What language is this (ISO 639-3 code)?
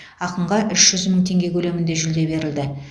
kaz